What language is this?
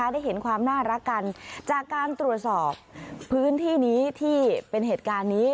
Thai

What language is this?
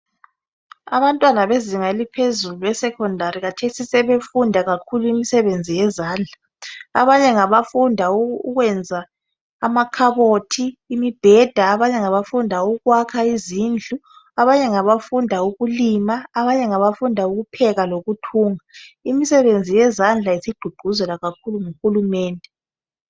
North Ndebele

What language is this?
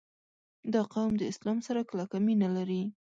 Pashto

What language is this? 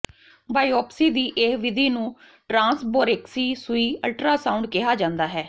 Punjabi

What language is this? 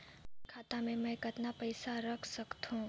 Chhattisgarhi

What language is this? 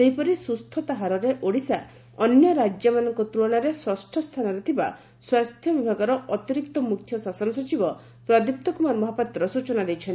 Odia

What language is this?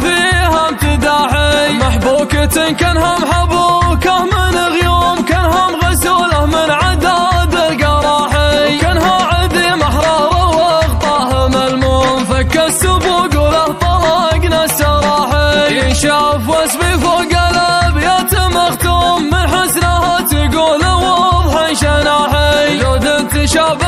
Arabic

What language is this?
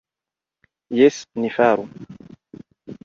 Esperanto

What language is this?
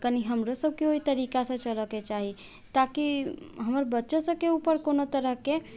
Maithili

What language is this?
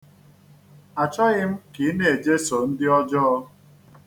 Igbo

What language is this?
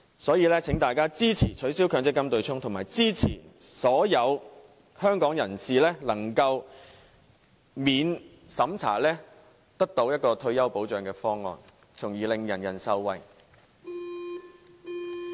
Cantonese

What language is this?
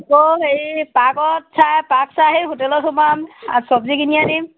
Assamese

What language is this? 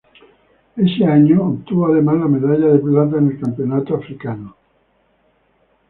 Spanish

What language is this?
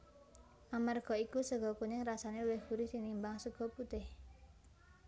Javanese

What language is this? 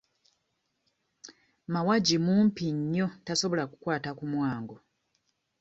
Ganda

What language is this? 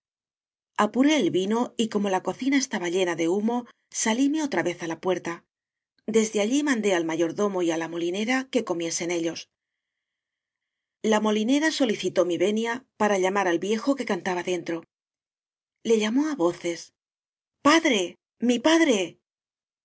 Spanish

